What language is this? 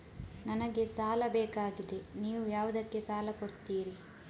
Kannada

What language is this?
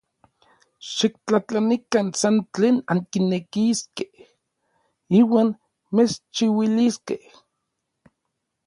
Orizaba Nahuatl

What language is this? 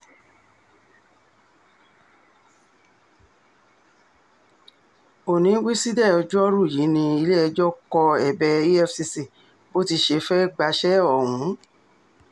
Yoruba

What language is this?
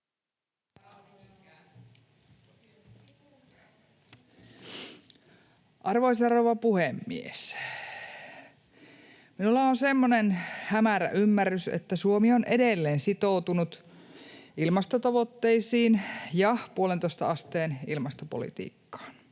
Finnish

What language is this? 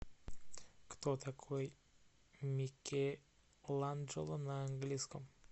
Russian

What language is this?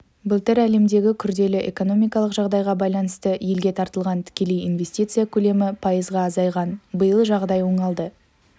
Kazakh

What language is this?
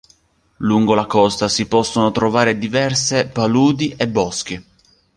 Italian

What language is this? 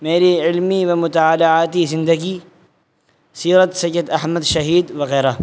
Urdu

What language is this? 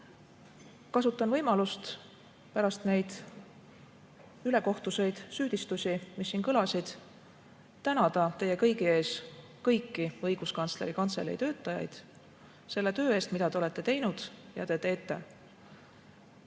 Estonian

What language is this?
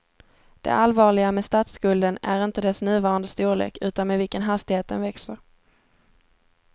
Swedish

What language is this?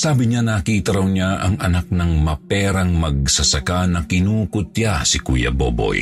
Filipino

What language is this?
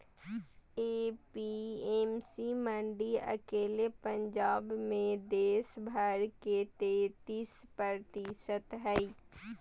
Magahi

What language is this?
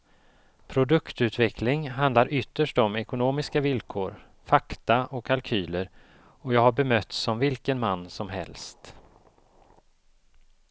Swedish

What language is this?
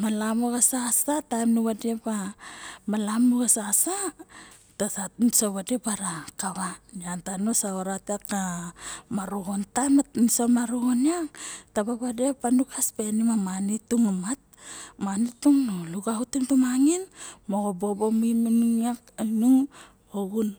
Barok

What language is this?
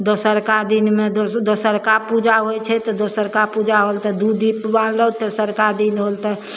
Maithili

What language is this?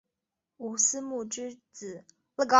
Chinese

